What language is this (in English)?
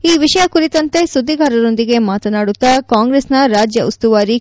Kannada